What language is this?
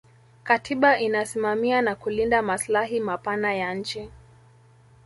Swahili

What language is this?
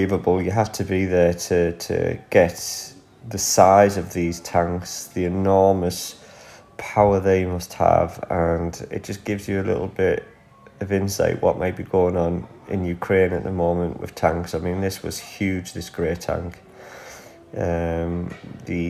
English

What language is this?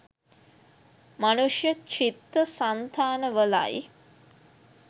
Sinhala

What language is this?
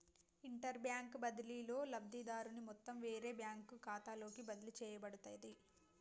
Telugu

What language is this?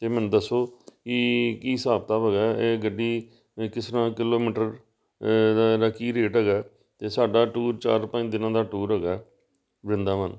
Punjabi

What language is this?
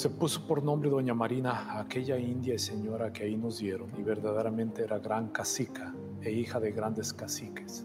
Spanish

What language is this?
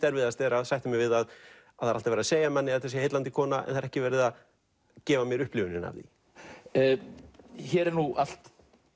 Icelandic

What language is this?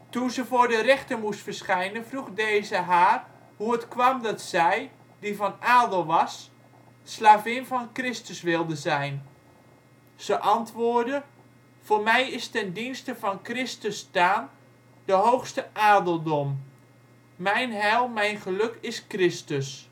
Dutch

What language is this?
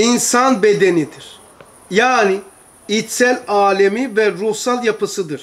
Turkish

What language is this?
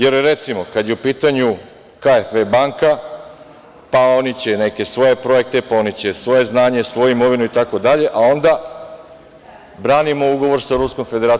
Serbian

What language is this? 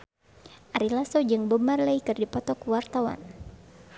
Sundanese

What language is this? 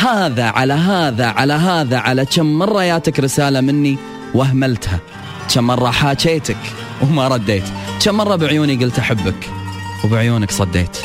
Arabic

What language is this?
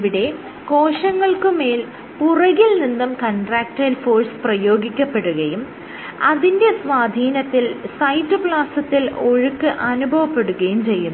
Malayalam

